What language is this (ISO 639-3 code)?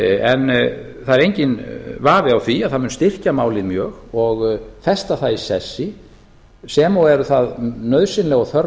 isl